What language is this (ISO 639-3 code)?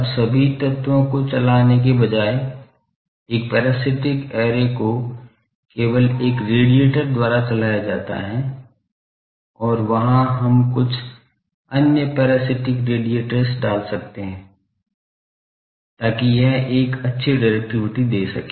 hin